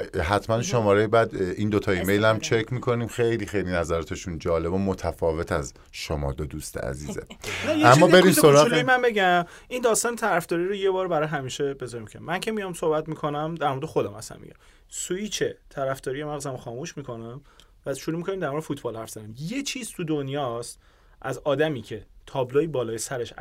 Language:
Persian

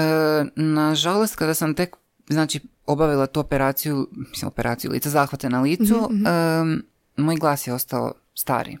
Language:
Croatian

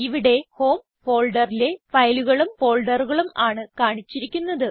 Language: Malayalam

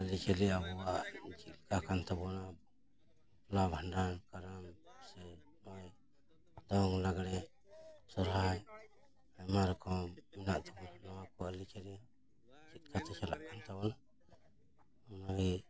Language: Santali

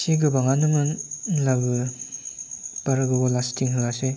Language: Bodo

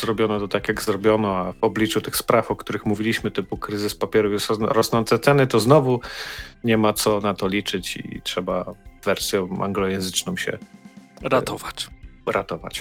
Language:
Polish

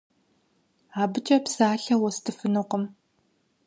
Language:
Kabardian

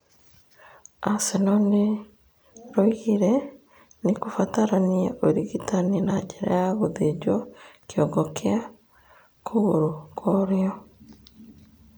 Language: Kikuyu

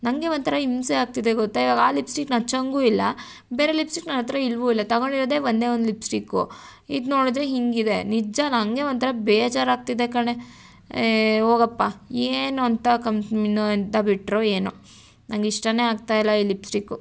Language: Kannada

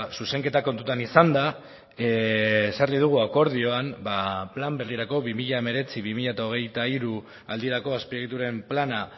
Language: Basque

